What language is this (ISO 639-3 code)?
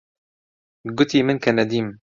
ckb